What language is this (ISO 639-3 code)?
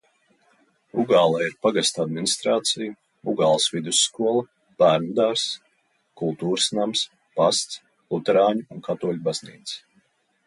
lav